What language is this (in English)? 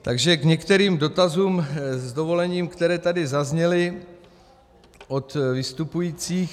Czech